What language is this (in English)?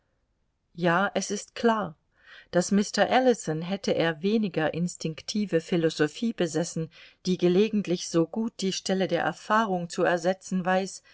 German